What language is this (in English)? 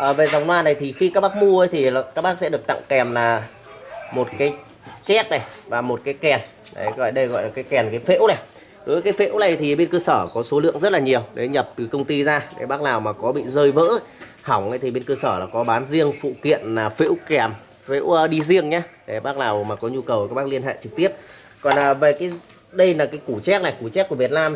Vietnamese